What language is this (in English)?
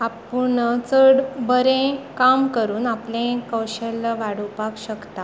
Konkani